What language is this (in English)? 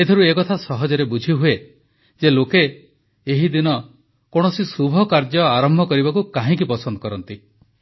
Odia